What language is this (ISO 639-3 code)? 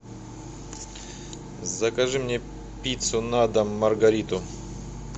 rus